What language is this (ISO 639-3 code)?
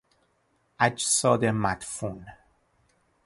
fas